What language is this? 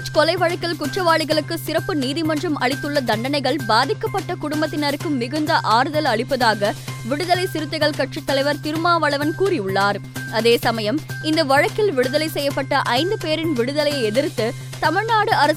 Tamil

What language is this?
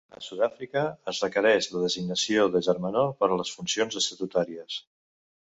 Catalan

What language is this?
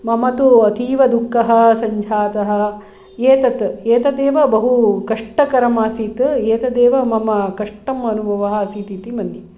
Sanskrit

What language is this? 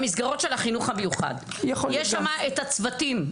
Hebrew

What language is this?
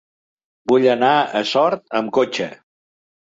Catalan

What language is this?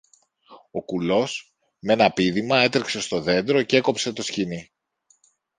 Greek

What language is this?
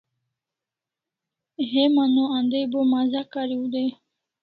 Kalasha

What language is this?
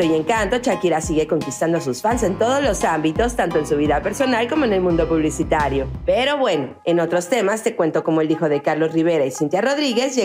Spanish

